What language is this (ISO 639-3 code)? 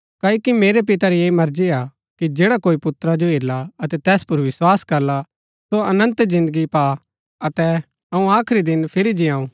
gbk